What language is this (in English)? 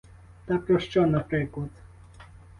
Ukrainian